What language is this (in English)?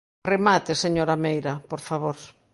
Galician